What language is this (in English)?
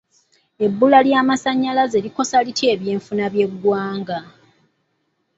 Ganda